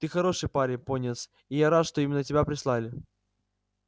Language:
Russian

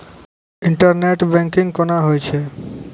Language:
Maithili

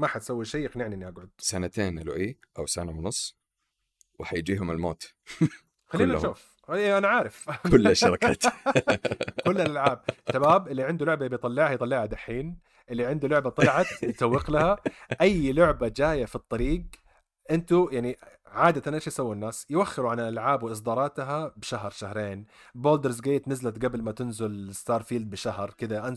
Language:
Arabic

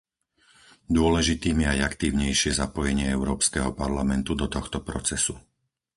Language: Slovak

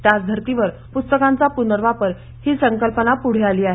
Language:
Marathi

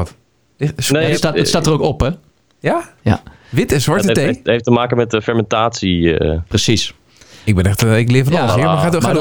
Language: Dutch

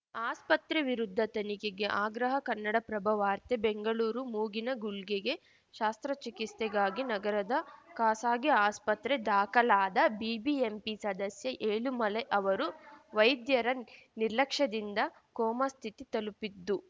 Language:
Kannada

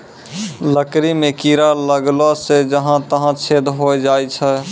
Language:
Maithili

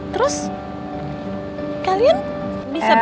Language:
Indonesian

